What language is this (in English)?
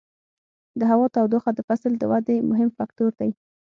Pashto